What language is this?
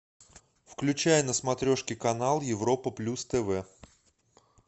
Russian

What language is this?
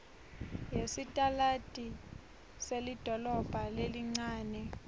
Swati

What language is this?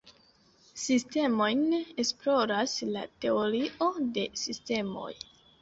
Esperanto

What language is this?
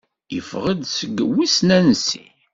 Kabyle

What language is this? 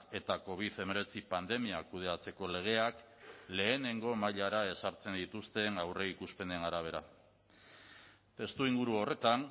Basque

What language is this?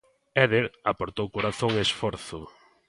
Galician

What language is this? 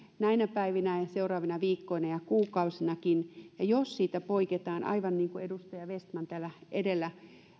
Finnish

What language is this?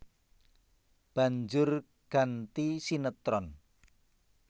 Javanese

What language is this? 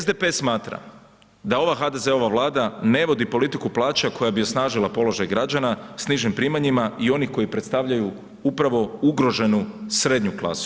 Croatian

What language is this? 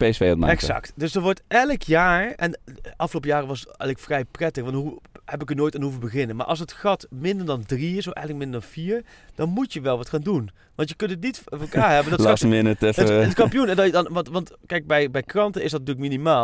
Dutch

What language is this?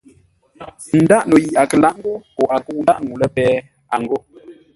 Ngombale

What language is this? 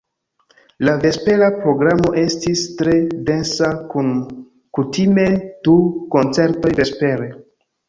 Esperanto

